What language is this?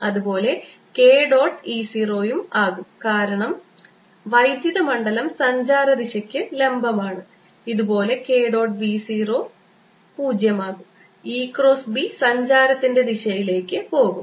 Malayalam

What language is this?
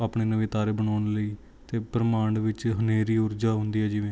Punjabi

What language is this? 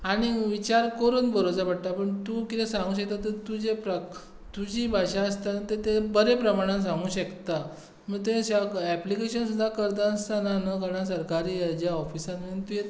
Konkani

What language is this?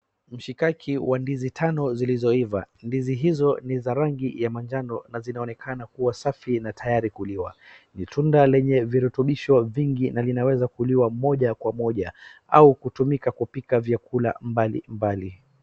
Swahili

